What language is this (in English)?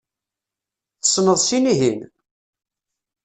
Kabyle